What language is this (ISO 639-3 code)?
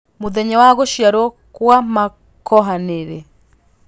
kik